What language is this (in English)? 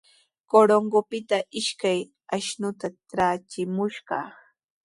Sihuas Ancash Quechua